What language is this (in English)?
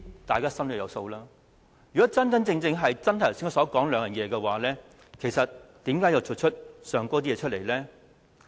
Cantonese